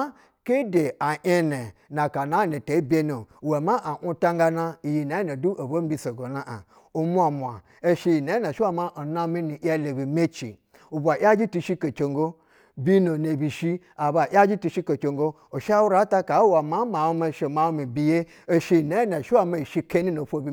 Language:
Basa (Nigeria)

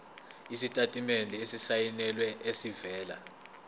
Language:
Zulu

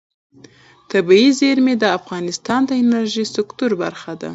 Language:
Pashto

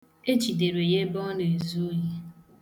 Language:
Igbo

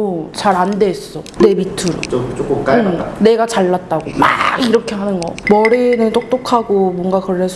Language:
Korean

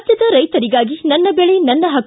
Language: Kannada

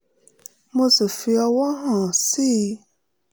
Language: Yoruba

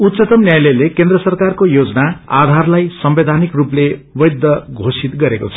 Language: Nepali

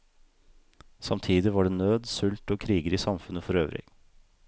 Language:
Norwegian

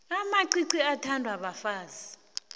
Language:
South Ndebele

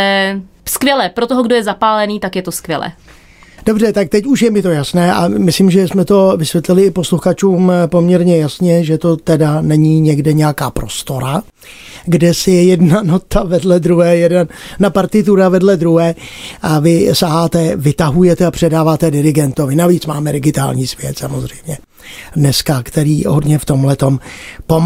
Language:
Czech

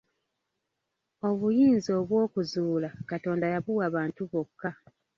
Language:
Ganda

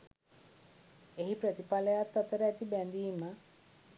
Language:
Sinhala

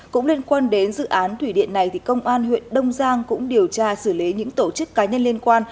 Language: Vietnamese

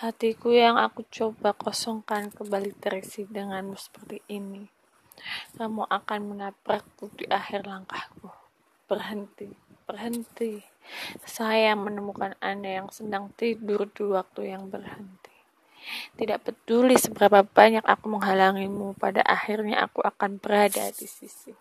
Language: Indonesian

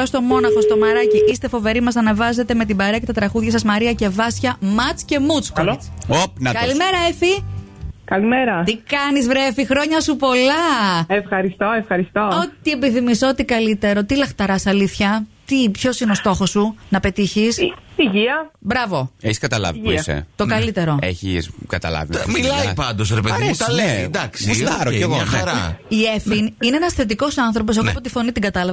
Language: Greek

